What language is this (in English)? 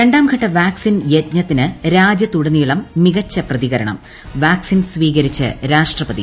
Malayalam